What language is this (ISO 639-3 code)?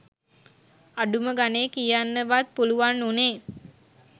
sin